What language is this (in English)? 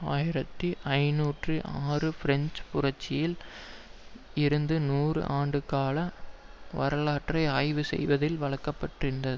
Tamil